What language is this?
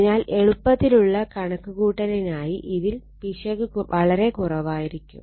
Malayalam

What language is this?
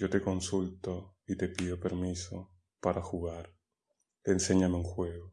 Spanish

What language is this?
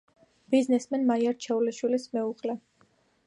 Georgian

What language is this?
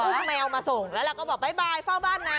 Thai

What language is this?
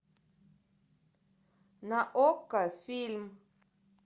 Russian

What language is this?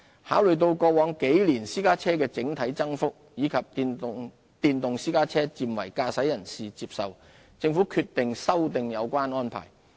Cantonese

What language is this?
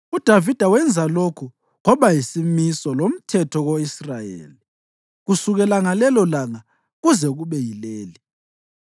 North Ndebele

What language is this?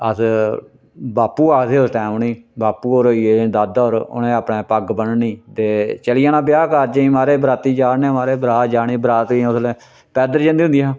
Dogri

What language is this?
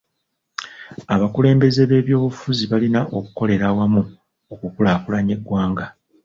Ganda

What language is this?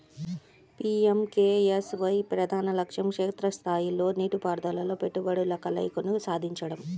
Telugu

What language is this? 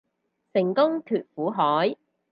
Cantonese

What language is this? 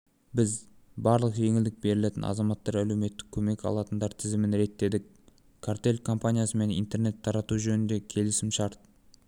Kazakh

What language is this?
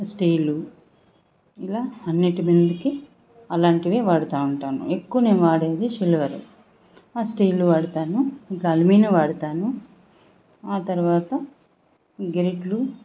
Telugu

